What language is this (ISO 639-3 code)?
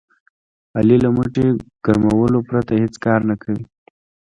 pus